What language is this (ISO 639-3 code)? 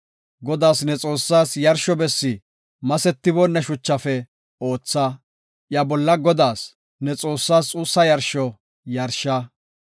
gof